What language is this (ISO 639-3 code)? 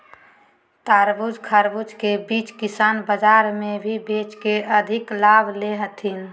mag